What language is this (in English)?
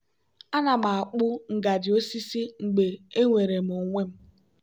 Igbo